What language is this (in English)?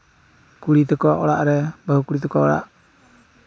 Santali